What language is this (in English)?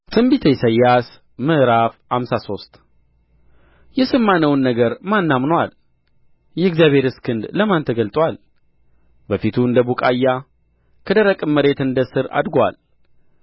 Amharic